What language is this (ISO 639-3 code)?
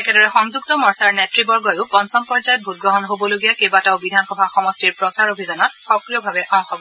asm